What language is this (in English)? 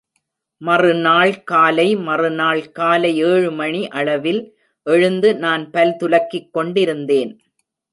Tamil